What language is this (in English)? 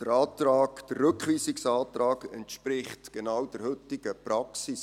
Swiss German